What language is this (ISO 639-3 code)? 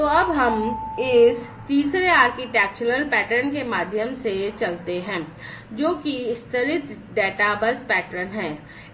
hin